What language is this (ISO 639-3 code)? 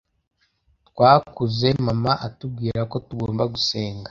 kin